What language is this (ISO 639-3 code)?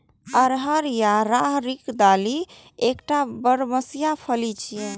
mai